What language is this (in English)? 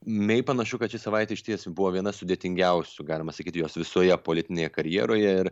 Lithuanian